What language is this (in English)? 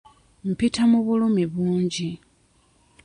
Ganda